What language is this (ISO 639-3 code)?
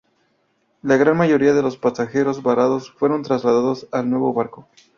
spa